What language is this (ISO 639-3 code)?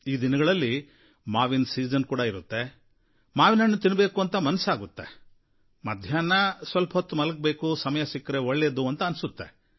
kan